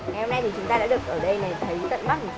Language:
Vietnamese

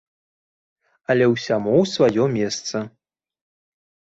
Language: Belarusian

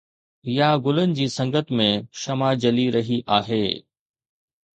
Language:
Sindhi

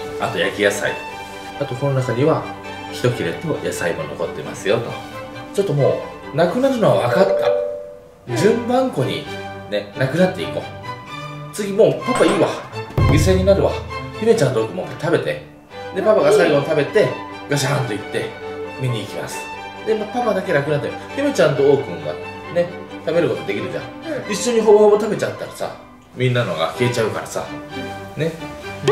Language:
Japanese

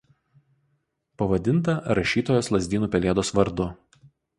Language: Lithuanian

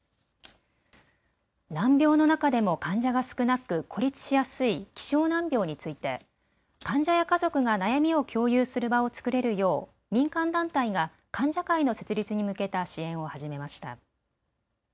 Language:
Japanese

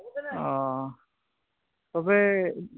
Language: Santali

